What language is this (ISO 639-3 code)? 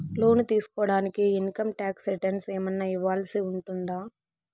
tel